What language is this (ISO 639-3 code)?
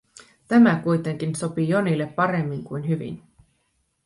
fin